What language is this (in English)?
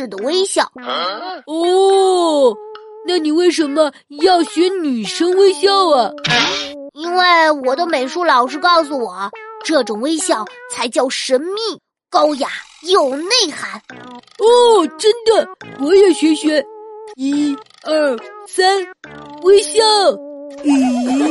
Chinese